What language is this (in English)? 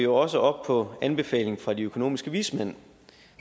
Danish